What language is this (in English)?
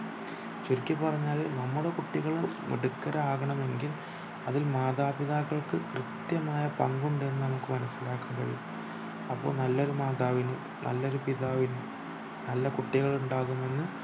Malayalam